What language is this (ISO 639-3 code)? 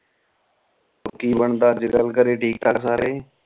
pan